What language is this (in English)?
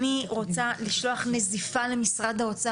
Hebrew